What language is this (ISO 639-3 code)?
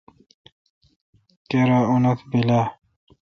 xka